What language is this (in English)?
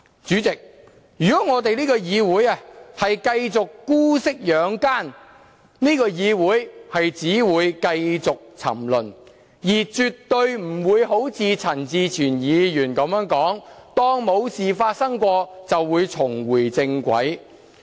Cantonese